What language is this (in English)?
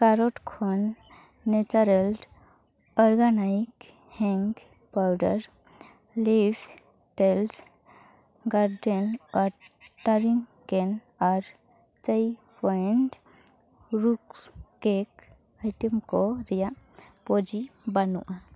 Santali